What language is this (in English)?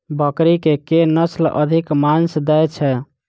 Maithili